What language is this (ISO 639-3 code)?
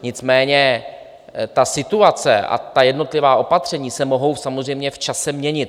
ces